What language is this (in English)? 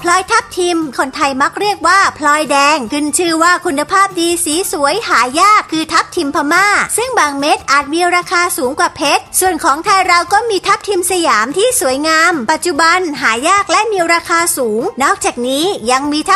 Thai